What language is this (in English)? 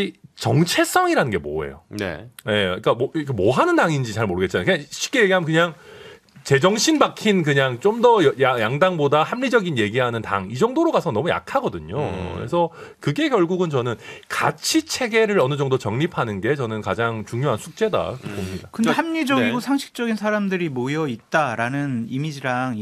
Korean